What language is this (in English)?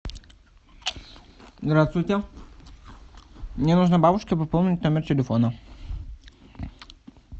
Russian